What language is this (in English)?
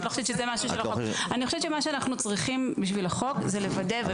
Hebrew